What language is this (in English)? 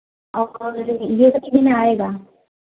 Hindi